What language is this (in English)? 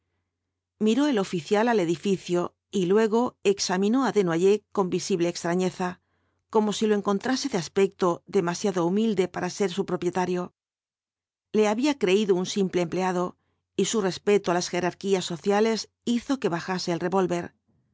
Spanish